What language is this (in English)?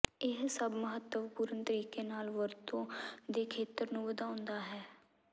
Punjabi